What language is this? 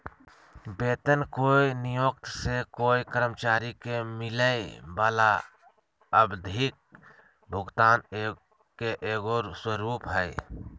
Magahi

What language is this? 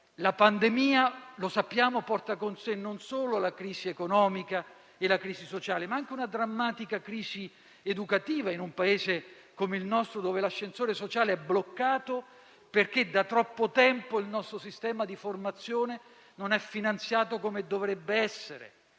Italian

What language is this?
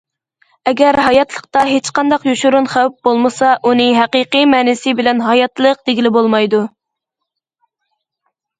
Uyghur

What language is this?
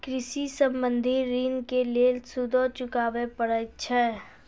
Maithili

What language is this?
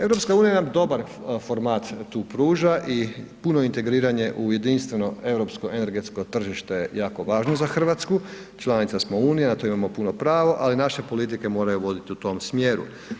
Croatian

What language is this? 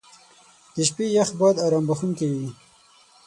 Pashto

